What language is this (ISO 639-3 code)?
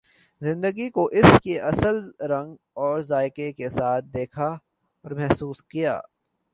urd